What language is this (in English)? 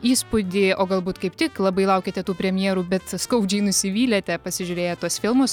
Lithuanian